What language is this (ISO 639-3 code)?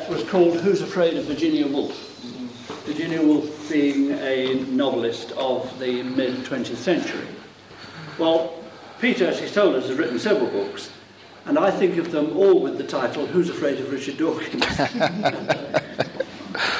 eng